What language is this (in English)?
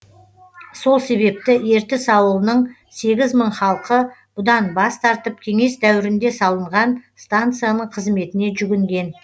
Kazakh